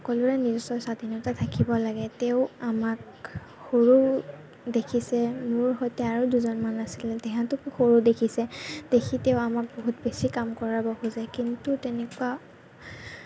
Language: Assamese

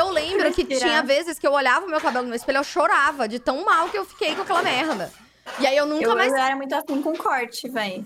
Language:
Portuguese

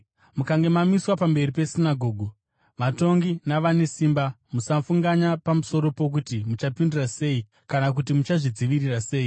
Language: Shona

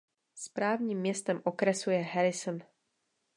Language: Czech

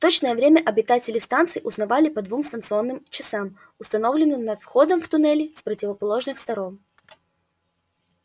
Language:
Russian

